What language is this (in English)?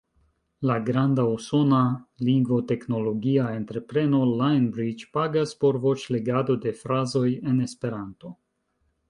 Esperanto